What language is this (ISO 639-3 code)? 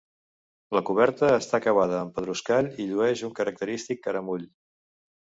cat